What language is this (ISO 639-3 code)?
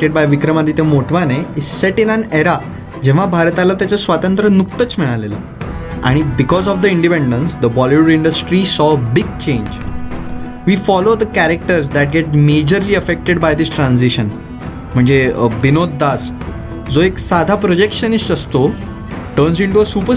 mar